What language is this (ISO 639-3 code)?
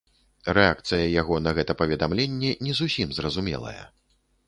bel